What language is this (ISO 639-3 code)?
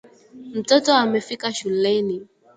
swa